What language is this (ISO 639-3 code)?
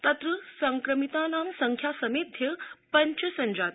san